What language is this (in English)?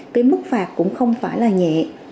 Vietnamese